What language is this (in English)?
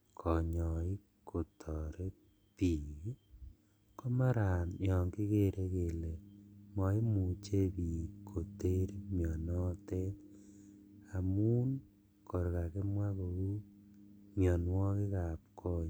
Kalenjin